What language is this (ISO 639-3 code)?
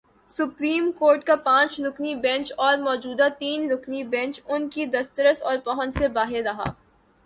urd